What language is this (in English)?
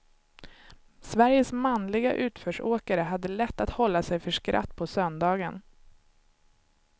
Swedish